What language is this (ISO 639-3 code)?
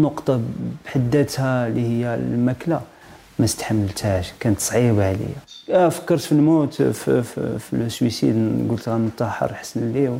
ara